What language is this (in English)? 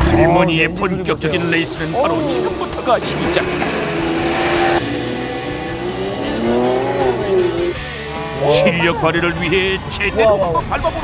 Korean